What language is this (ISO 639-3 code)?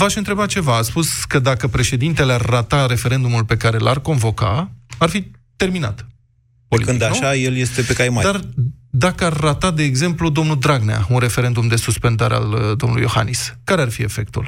ron